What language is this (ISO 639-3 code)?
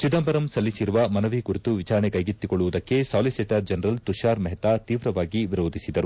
kan